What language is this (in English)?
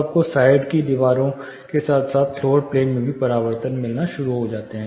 Hindi